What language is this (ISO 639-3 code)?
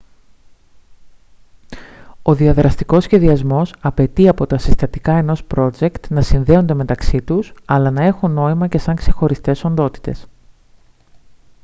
ell